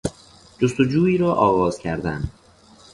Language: Persian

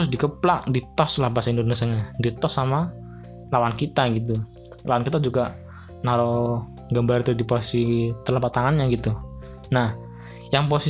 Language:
Indonesian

